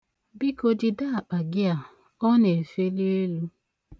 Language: Igbo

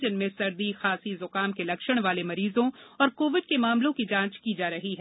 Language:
Hindi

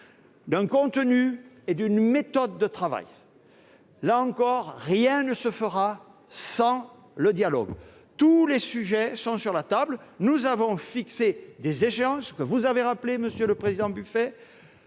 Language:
French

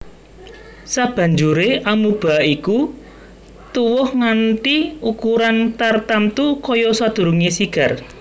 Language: Javanese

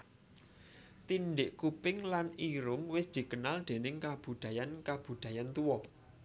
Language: Javanese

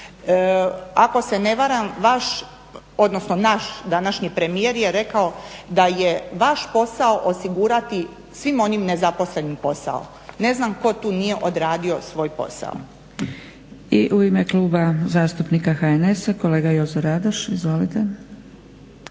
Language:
Croatian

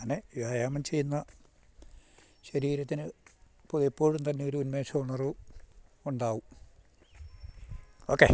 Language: Malayalam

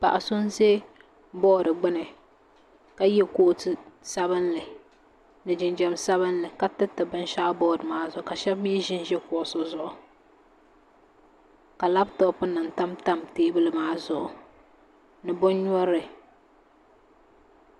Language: Dagbani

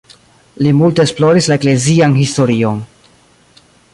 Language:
Esperanto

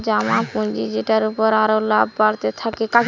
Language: Bangla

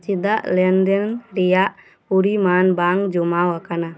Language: Santali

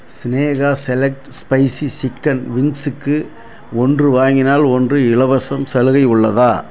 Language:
Tamil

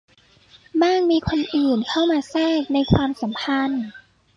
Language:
Thai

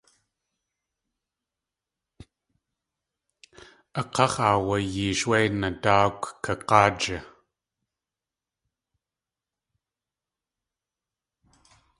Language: Tlingit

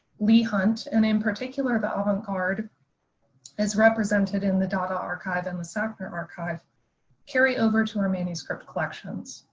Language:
English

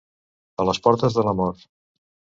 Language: Catalan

